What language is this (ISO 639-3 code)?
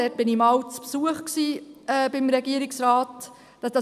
gsw